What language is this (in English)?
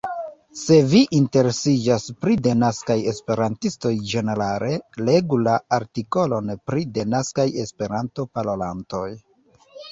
Esperanto